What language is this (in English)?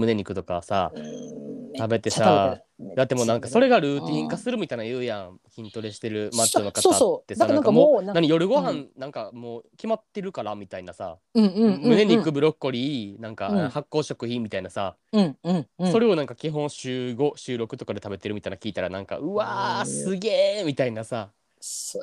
Japanese